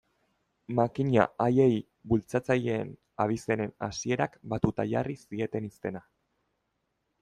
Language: Basque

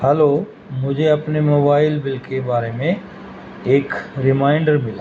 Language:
Urdu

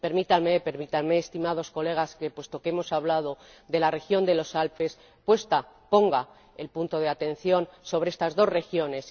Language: Spanish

